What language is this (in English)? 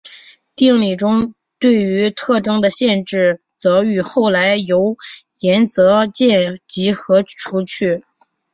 Chinese